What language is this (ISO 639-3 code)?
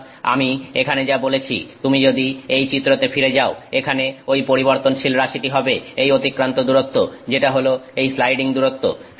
ben